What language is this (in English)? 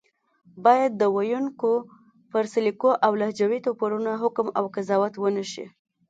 Pashto